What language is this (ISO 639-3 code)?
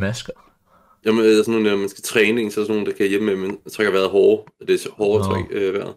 dan